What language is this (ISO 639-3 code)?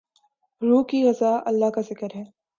urd